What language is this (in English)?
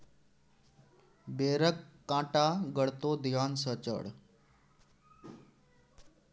Maithili